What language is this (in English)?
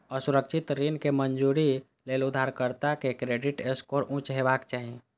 Maithili